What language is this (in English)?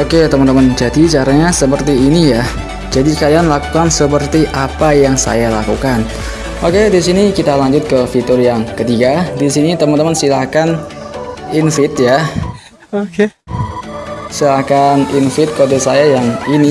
Indonesian